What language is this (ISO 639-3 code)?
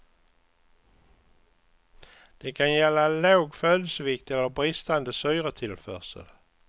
swe